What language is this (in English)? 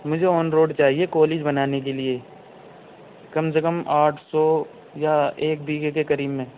Urdu